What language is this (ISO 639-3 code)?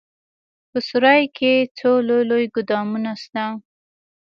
pus